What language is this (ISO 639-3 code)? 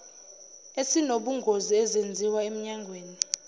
zul